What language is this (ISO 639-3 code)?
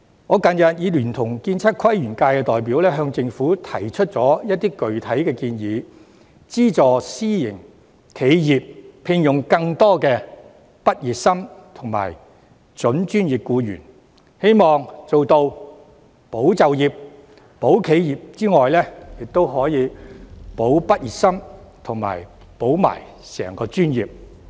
yue